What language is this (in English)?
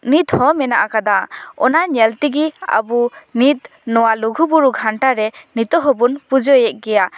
Santali